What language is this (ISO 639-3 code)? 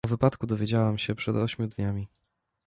pol